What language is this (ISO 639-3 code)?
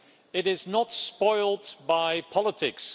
eng